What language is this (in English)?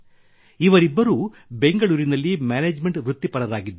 Kannada